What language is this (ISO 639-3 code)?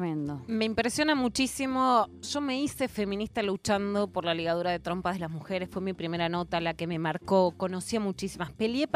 spa